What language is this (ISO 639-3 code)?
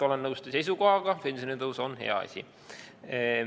est